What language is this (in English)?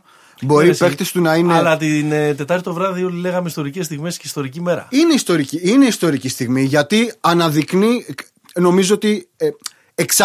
Greek